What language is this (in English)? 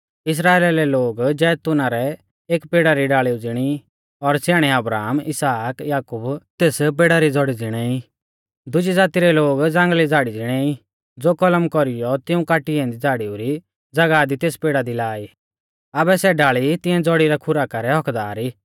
Mahasu Pahari